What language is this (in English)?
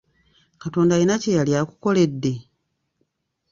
Ganda